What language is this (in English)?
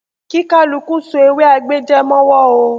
Yoruba